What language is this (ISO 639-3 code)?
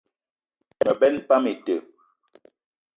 eto